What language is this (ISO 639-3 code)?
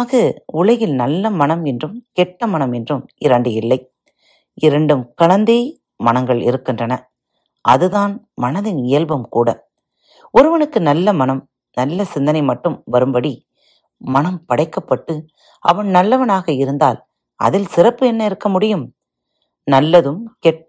tam